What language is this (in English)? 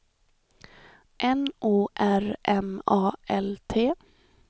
Swedish